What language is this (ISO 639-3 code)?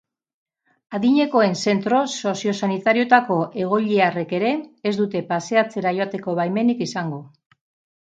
eus